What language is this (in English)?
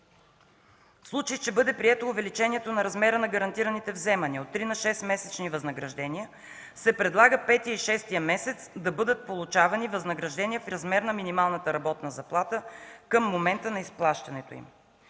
Bulgarian